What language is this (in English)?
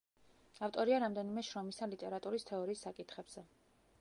Georgian